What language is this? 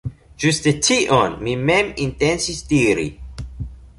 Esperanto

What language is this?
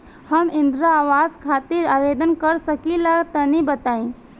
Bhojpuri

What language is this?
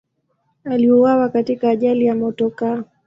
Swahili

